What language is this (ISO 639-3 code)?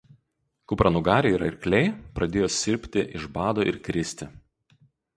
lit